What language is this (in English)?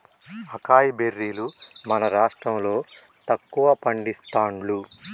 Telugu